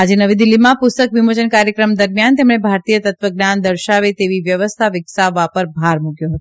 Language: Gujarati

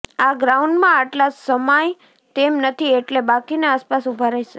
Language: Gujarati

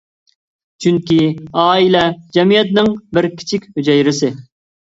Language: Uyghur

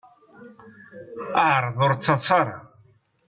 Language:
Kabyle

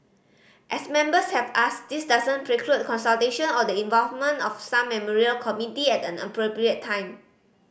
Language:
English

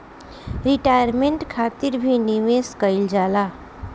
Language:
Bhojpuri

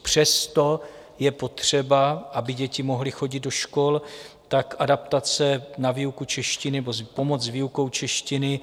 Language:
Czech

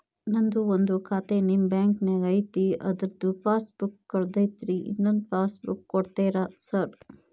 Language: Kannada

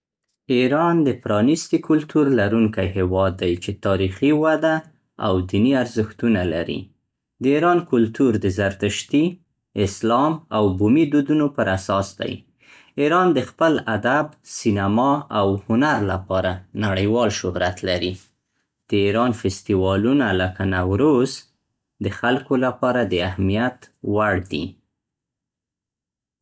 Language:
Central Pashto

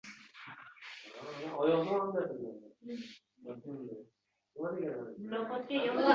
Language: Uzbek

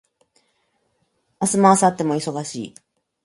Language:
Japanese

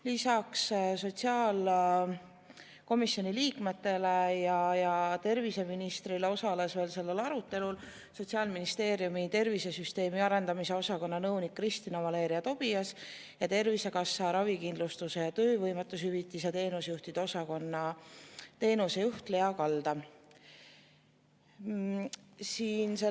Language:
Estonian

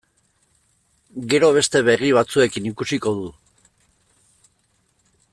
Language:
Basque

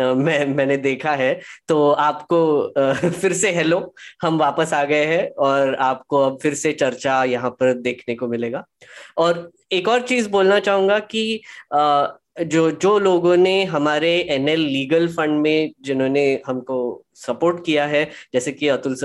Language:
Hindi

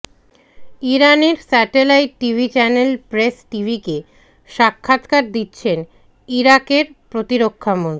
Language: Bangla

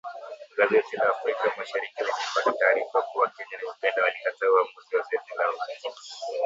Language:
Swahili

